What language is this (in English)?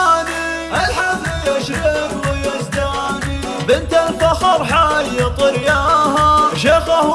Arabic